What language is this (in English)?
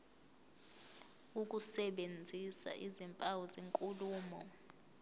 Zulu